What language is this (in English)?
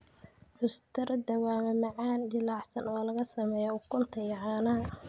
Somali